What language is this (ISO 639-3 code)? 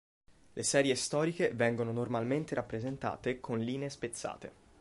ita